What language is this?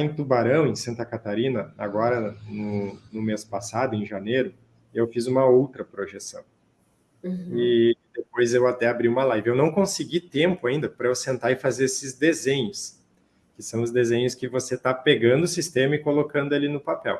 Portuguese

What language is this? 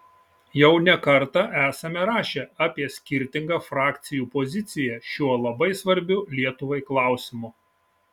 Lithuanian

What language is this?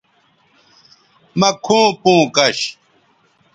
Bateri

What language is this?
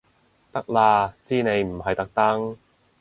Cantonese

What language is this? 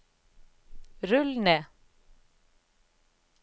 Norwegian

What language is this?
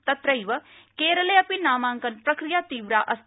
Sanskrit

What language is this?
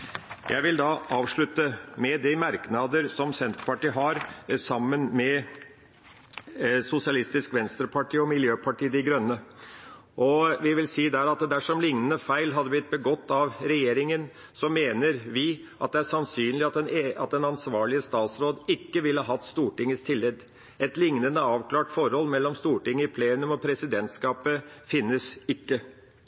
Norwegian Bokmål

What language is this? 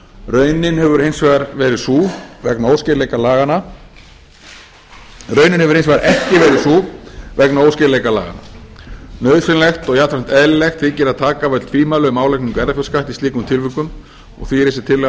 Icelandic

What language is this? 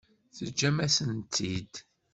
Kabyle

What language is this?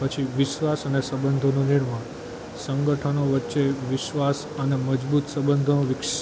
Gujarati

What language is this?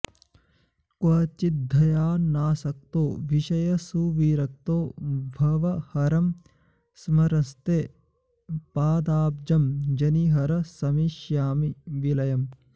Sanskrit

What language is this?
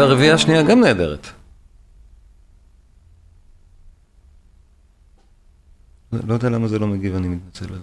Hebrew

